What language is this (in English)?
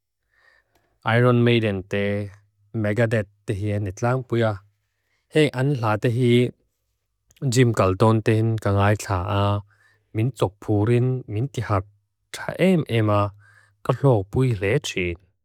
Mizo